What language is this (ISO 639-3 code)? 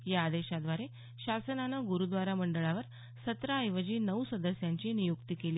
mar